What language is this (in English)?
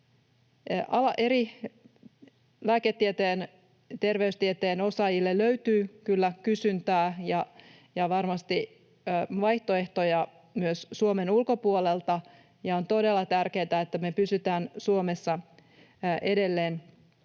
Finnish